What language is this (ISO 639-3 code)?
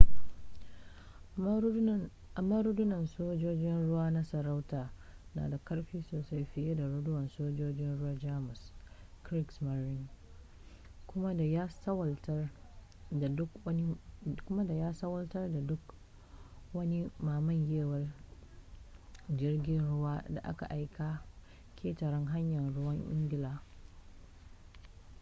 hau